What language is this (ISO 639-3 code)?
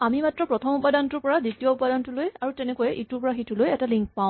asm